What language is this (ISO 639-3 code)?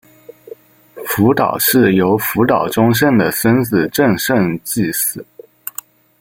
zho